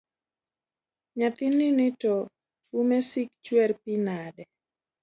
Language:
Luo (Kenya and Tanzania)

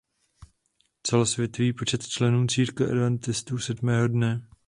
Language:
Czech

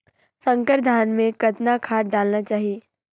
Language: Chhattisgarhi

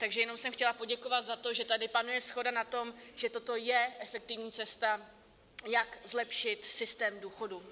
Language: Czech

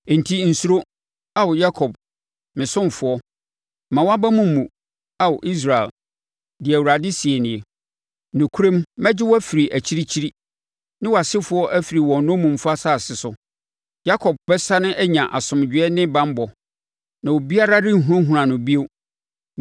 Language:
Akan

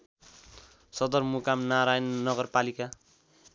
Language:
Nepali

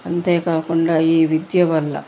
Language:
Telugu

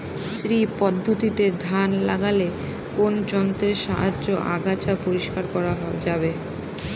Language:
Bangla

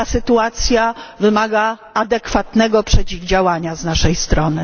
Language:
Polish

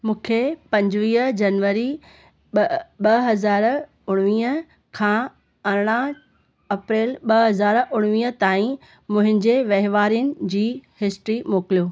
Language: Sindhi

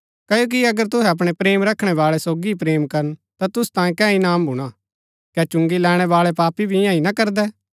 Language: Gaddi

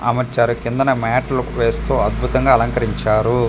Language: Telugu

